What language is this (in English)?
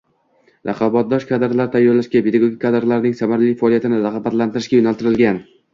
Uzbek